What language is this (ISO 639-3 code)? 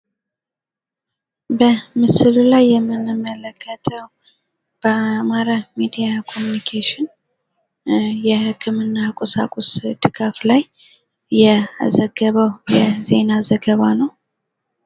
amh